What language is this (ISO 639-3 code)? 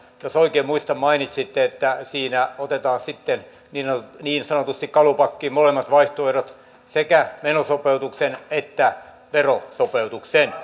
fin